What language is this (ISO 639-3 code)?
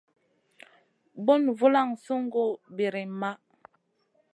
mcn